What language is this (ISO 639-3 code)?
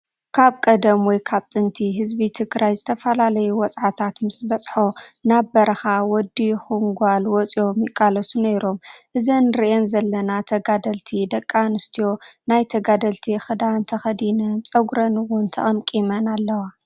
tir